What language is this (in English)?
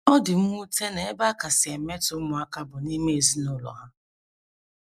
Igbo